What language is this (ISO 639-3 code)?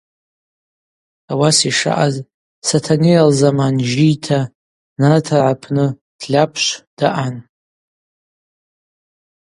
abq